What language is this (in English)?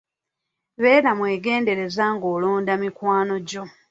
Ganda